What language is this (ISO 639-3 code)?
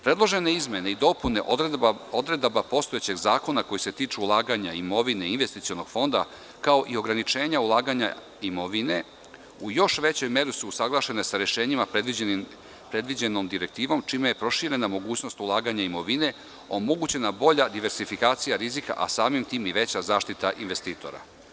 srp